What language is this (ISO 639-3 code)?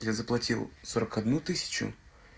rus